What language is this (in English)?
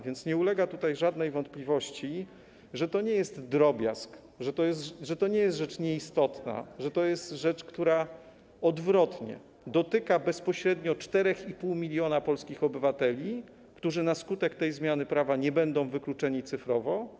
Polish